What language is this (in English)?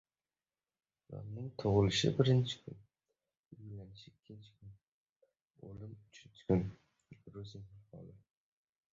Uzbek